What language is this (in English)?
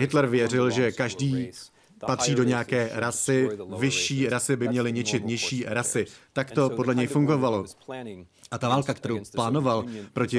Czech